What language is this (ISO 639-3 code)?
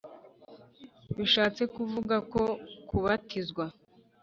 kin